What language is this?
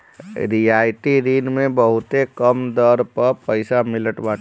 Bhojpuri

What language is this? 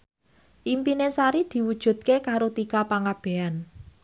Javanese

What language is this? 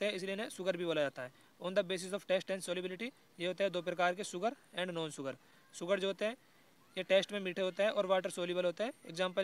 Hindi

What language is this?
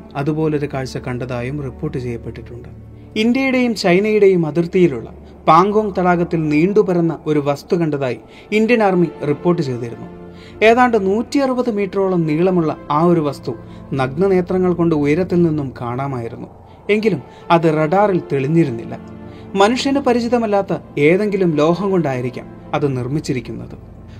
Malayalam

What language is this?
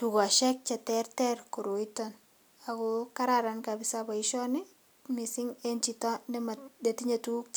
Kalenjin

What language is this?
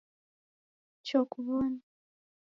Taita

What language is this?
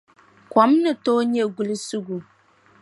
Dagbani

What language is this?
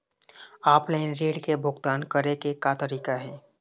Chhattisgarhi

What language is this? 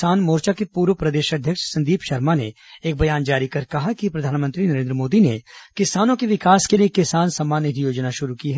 Hindi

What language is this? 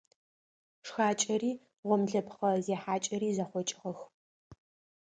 Adyghe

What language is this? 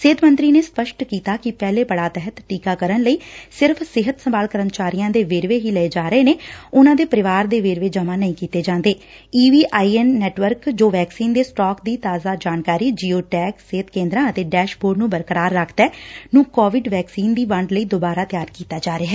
Punjabi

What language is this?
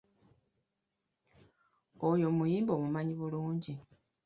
Ganda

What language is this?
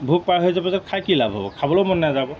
Assamese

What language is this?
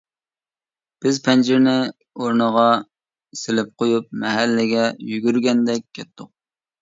Uyghur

